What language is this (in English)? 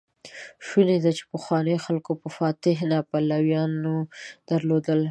Pashto